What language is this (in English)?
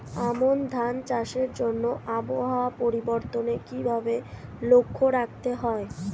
Bangla